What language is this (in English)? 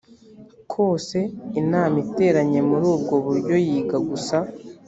Kinyarwanda